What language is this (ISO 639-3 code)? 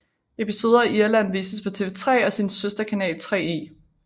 dan